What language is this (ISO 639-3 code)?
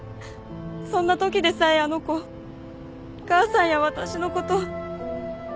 jpn